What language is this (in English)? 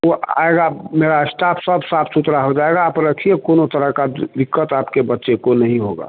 Hindi